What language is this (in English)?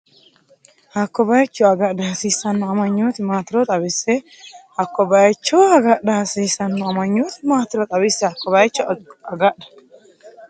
Sidamo